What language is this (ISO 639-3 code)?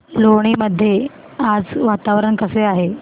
mar